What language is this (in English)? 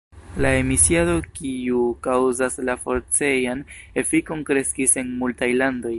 Esperanto